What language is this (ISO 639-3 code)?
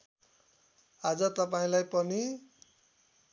nep